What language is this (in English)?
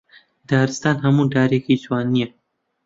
Central Kurdish